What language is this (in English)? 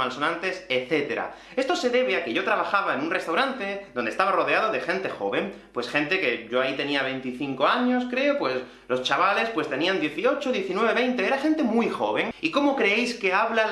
Spanish